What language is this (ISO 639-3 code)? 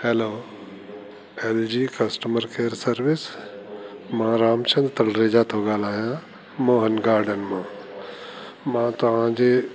snd